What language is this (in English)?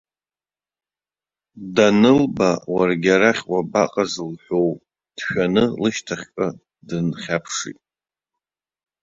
Abkhazian